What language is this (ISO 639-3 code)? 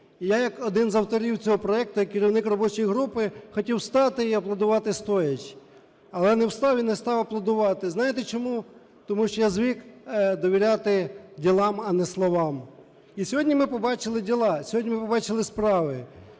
ukr